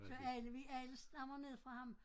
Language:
Danish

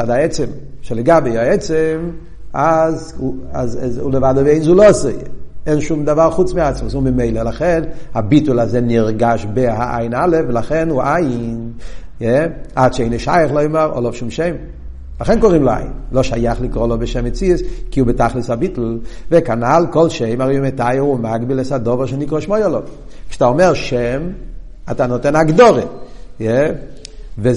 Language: Hebrew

